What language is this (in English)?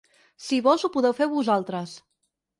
Catalan